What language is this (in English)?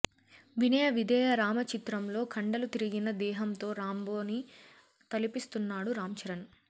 Telugu